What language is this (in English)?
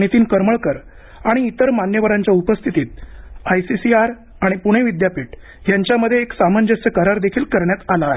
Marathi